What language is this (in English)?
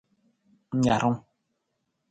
Nawdm